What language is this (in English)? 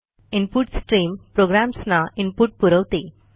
Marathi